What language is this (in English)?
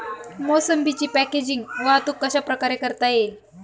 Marathi